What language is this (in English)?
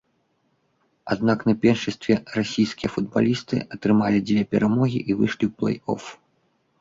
Belarusian